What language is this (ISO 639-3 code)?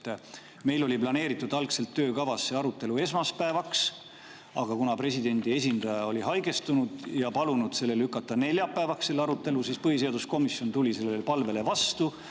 est